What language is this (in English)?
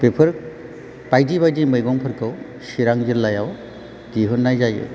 Bodo